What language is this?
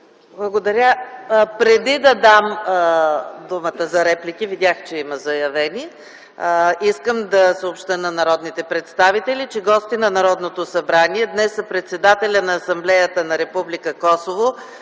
Bulgarian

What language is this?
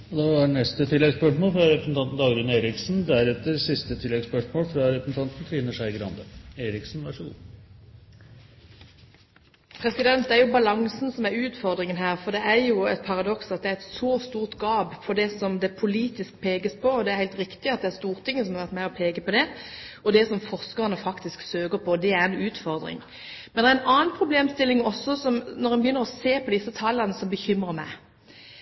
Norwegian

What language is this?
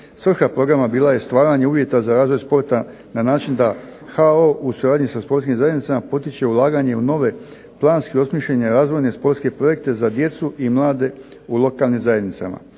Croatian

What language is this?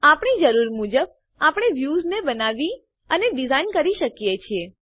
Gujarati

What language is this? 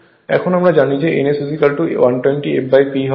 Bangla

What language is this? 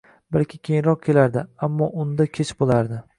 Uzbek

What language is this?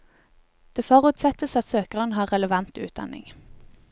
Norwegian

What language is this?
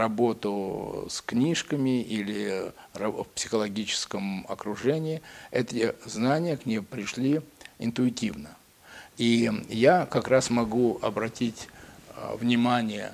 Russian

